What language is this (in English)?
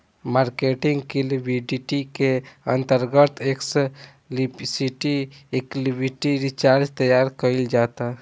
Bhojpuri